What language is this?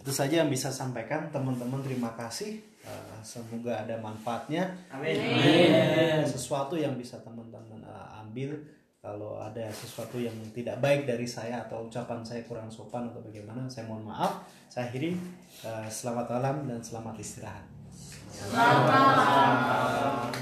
Indonesian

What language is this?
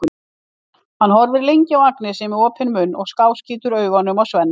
Icelandic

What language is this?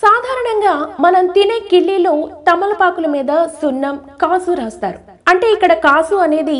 Telugu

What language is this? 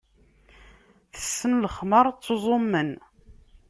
Kabyle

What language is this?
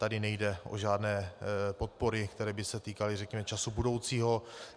Czech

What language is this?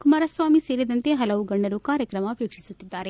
Kannada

